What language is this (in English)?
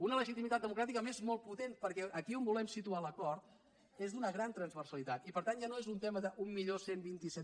Catalan